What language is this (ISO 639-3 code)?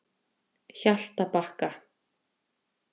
isl